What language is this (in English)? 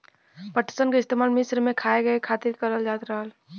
Bhojpuri